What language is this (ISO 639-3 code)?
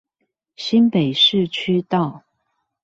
zho